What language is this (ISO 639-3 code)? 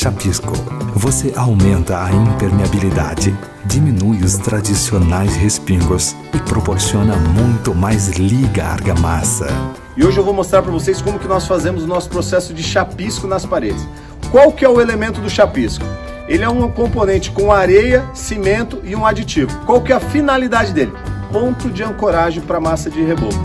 por